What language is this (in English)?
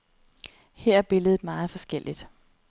Danish